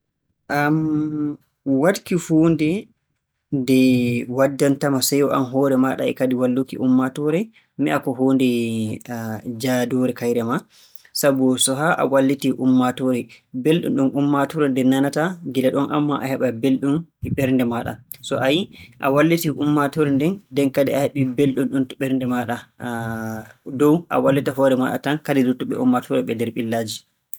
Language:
Borgu Fulfulde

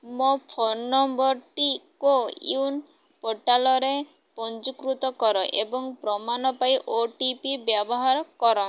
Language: Odia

